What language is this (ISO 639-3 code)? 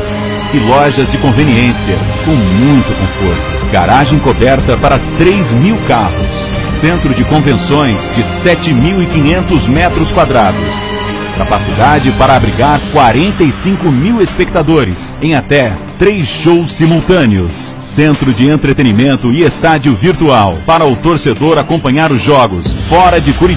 por